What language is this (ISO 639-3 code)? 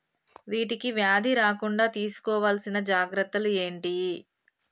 tel